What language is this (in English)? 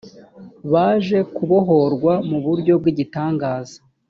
Kinyarwanda